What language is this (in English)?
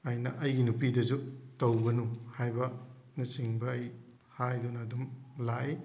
Manipuri